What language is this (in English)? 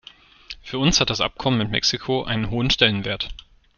German